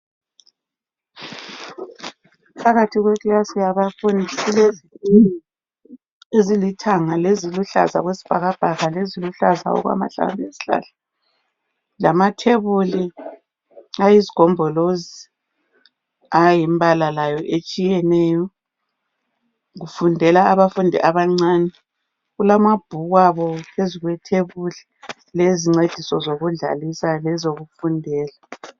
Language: North Ndebele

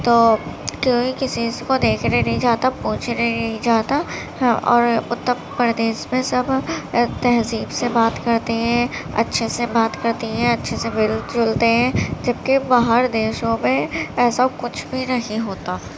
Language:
Urdu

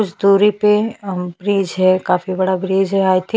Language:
Hindi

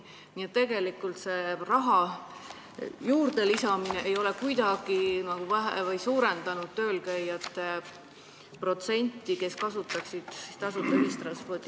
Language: Estonian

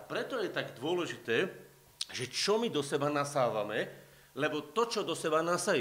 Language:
Slovak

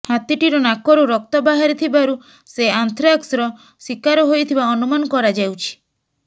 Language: Odia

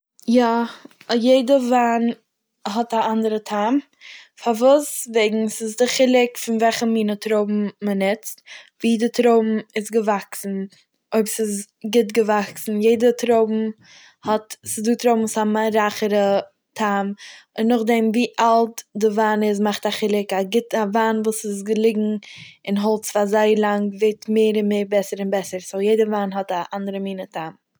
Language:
Yiddish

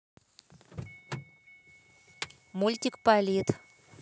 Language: Russian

